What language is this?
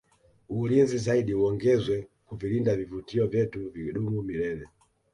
Swahili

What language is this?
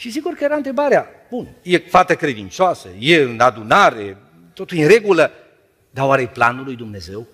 Romanian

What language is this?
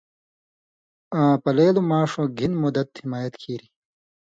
Indus Kohistani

